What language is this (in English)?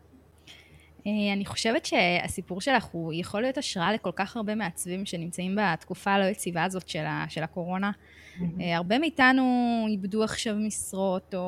Hebrew